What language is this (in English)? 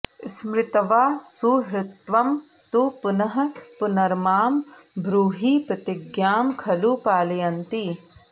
Sanskrit